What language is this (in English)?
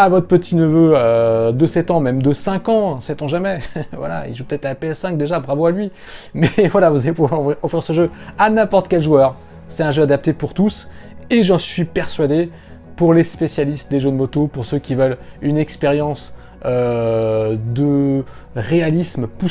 French